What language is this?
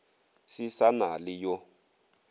Northern Sotho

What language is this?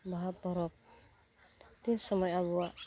Santali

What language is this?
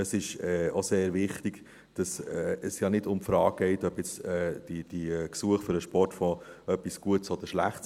Swiss German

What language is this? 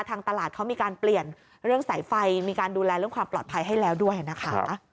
Thai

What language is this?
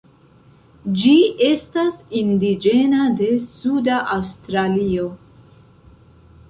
Esperanto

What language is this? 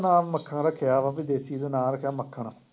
Punjabi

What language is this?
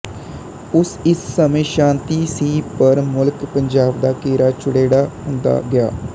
Punjabi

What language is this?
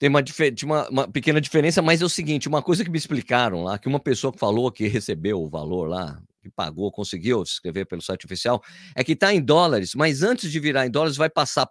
Portuguese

